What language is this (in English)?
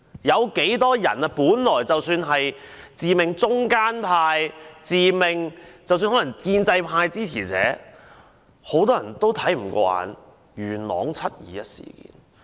Cantonese